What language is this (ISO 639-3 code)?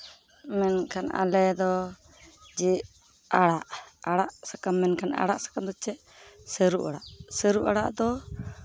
sat